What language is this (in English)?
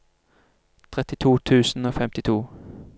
Norwegian